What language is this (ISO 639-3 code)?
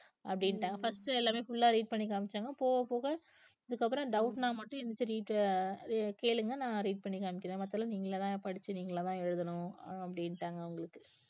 tam